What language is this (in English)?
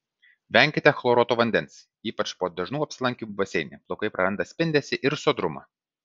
Lithuanian